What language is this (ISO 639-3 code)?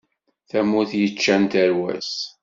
kab